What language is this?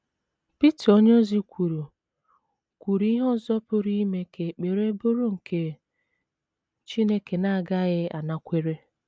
Igbo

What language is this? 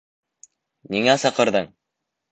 Bashkir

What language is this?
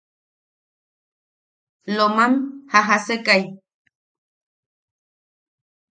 Yaqui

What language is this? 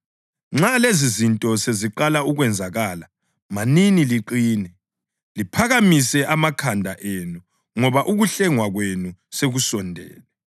North Ndebele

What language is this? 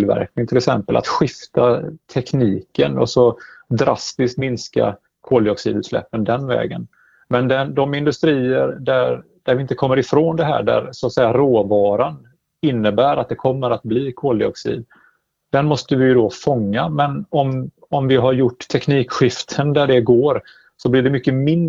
Swedish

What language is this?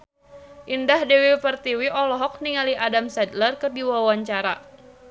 Sundanese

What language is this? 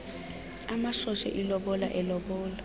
Xhosa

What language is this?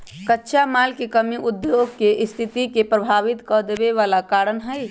Magahi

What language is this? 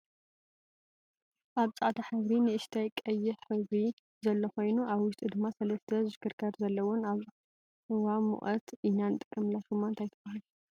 Tigrinya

